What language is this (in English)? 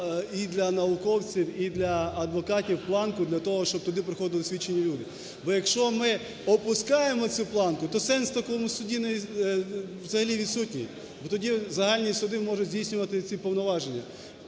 Ukrainian